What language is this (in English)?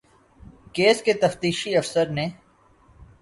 Urdu